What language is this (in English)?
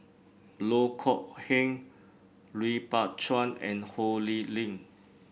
English